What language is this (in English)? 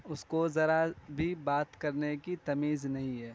Urdu